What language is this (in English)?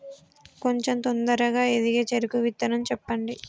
Telugu